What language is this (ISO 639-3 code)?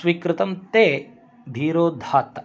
san